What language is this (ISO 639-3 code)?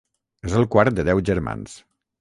cat